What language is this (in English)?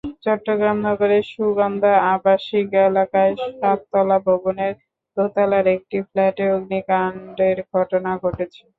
Bangla